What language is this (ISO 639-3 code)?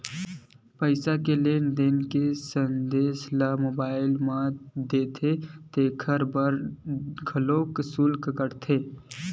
hne